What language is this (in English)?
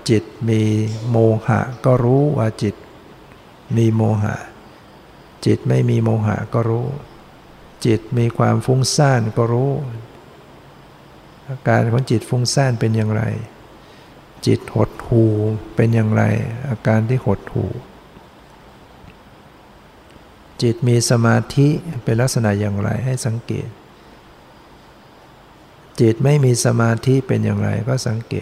Thai